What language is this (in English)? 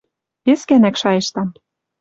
Western Mari